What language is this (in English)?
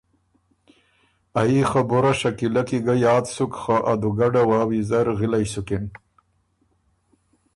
Ormuri